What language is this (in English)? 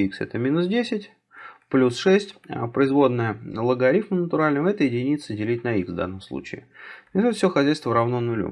Russian